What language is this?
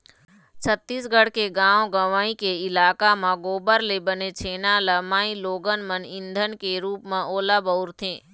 Chhattisgarhi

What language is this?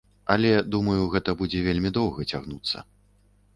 Belarusian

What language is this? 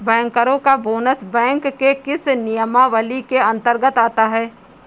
Hindi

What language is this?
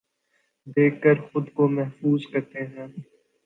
Urdu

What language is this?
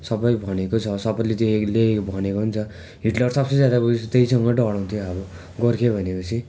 Nepali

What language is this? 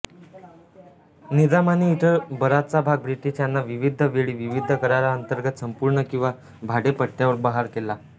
Marathi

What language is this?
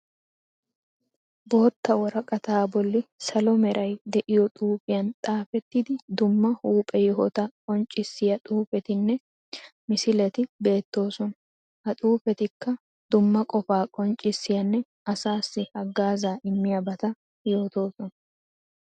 Wolaytta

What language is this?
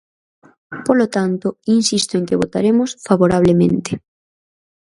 Galician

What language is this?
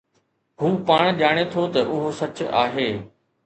Sindhi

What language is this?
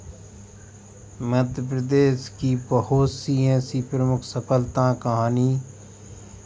Hindi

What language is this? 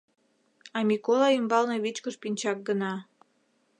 Mari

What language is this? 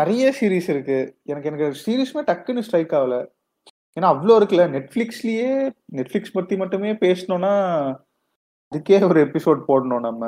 Tamil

